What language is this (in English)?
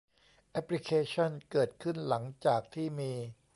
Thai